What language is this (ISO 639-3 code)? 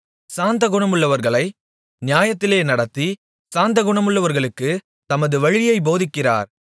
tam